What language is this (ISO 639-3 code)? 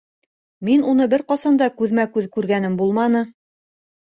bak